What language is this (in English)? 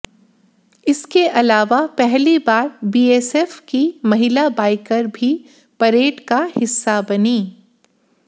Hindi